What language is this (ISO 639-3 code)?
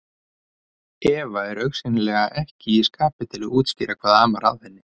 isl